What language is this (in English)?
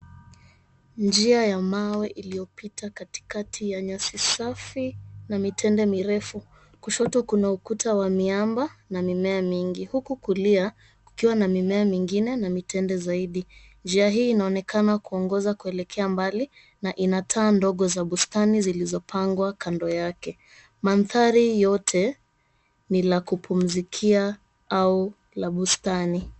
Swahili